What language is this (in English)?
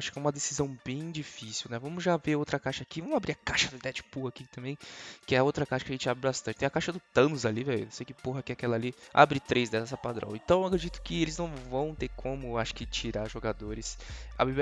Portuguese